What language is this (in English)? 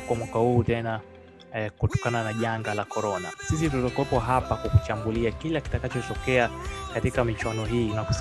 Swahili